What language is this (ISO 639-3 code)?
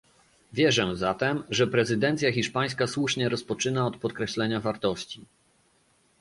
pol